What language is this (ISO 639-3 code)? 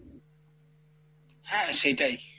ben